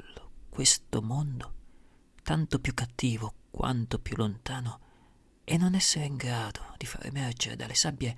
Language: Italian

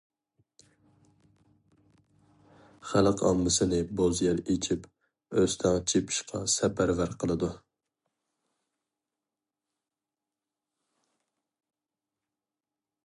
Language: Uyghur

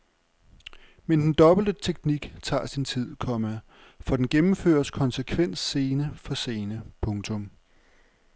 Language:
Danish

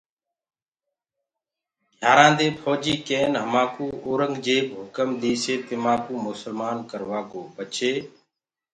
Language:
Gurgula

